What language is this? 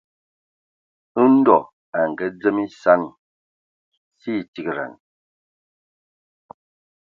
Ewondo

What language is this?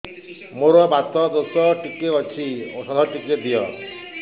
Odia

